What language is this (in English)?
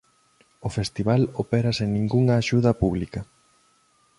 Galician